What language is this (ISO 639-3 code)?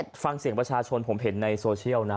tha